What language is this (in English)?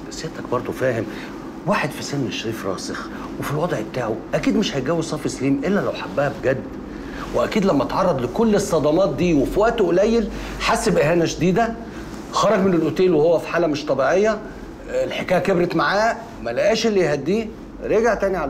Arabic